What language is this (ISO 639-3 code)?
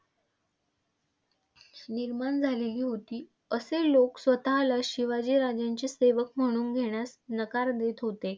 mar